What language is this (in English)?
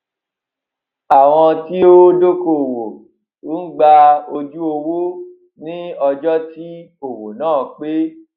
Yoruba